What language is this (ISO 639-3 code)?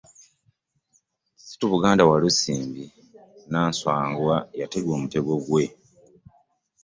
lug